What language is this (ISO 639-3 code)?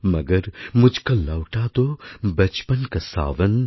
ben